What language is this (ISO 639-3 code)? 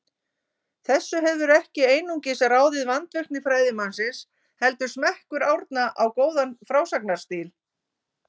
isl